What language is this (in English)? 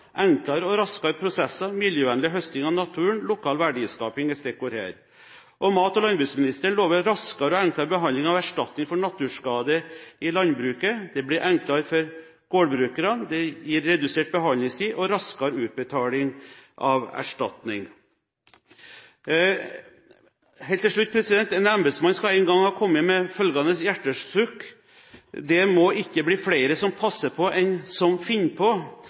Norwegian Bokmål